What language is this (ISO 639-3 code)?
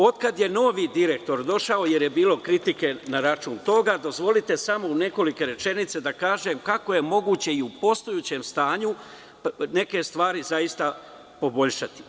srp